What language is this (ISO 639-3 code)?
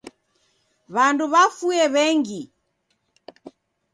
dav